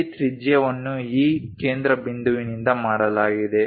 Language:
Kannada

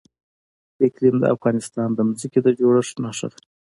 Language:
Pashto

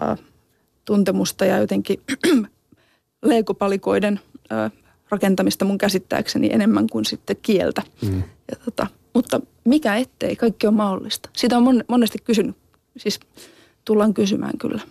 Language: Finnish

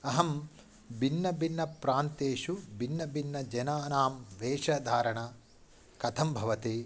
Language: Sanskrit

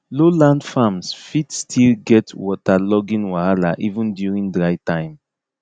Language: Nigerian Pidgin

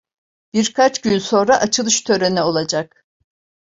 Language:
Turkish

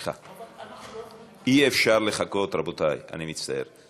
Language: Hebrew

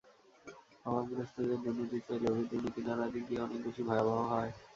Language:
Bangla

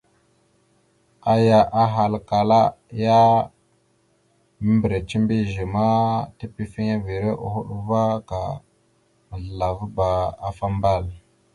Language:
Mada (Cameroon)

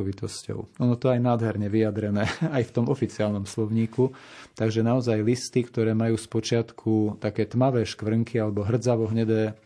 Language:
Slovak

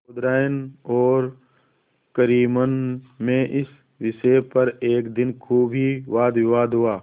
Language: Hindi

